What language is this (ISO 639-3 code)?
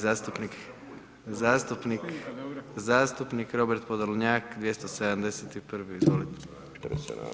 hrv